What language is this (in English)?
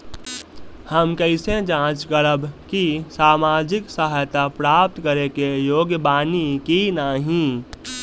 Bhojpuri